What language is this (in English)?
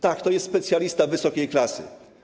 Polish